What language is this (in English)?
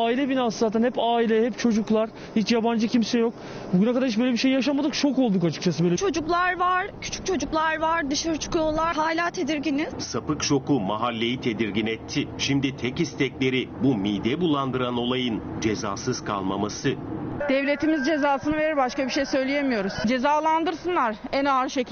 Turkish